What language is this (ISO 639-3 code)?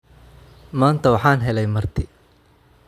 som